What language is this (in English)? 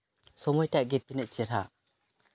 Santali